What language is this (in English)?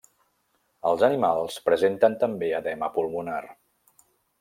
Catalan